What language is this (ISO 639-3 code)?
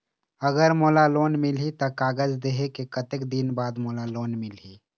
hne